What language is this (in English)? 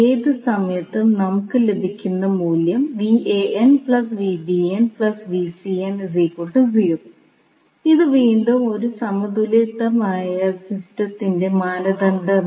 Malayalam